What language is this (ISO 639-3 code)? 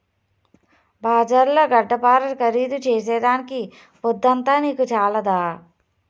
tel